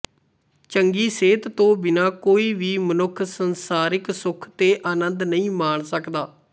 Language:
Punjabi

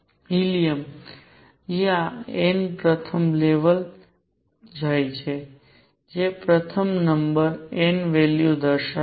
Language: Gujarati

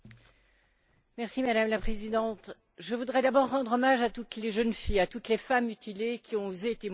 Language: French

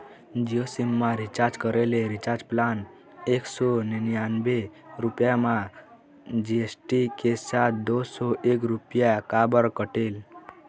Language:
Chhattisgarhi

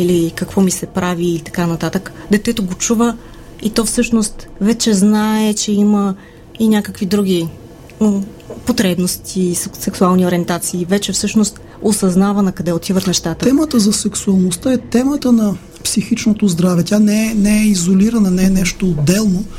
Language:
Bulgarian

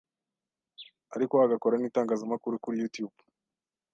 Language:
Kinyarwanda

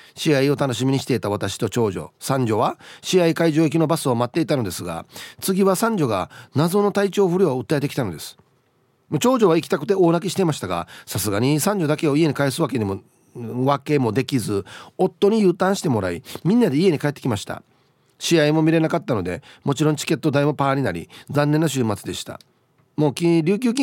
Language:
Japanese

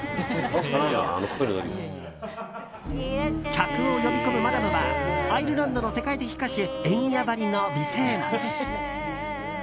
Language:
Japanese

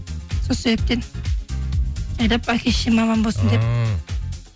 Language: Kazakh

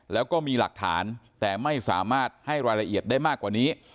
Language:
Thai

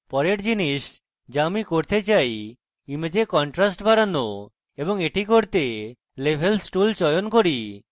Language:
Bangla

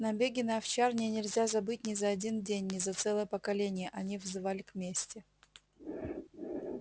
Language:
Russian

